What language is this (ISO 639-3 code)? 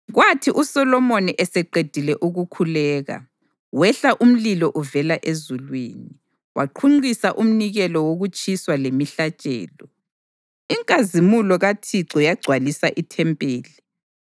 nde